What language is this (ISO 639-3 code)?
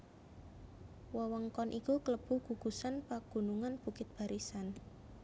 jav